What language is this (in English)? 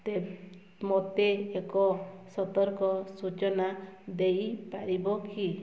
Odia